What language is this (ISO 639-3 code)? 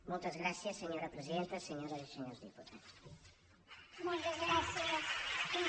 cat